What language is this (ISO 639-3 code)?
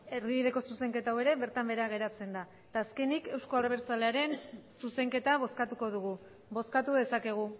eus